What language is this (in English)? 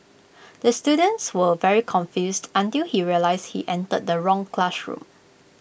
English